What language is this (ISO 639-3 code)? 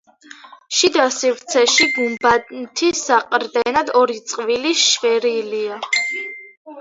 kat